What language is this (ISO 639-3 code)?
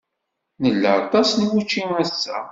kab